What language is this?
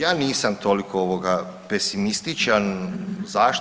Croatian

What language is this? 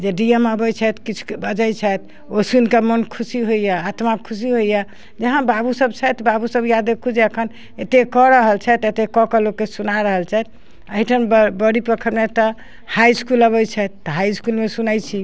Maithili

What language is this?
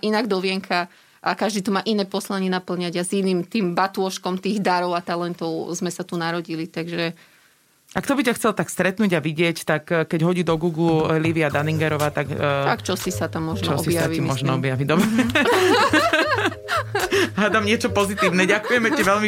Slovak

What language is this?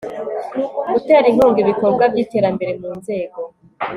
Kinyarwanda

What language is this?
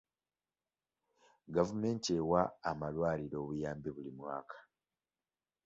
Ganda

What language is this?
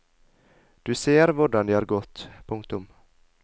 Norwegian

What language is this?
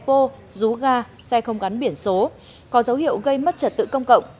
Vietnamese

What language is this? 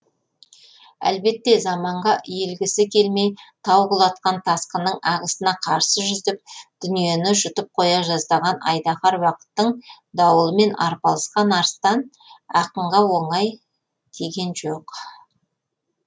Kazakh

